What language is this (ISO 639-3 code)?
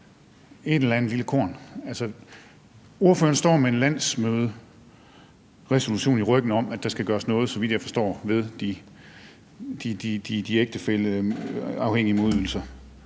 dan